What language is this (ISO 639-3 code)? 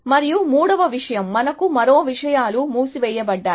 tel